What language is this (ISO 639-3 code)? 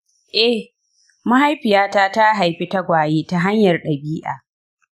hau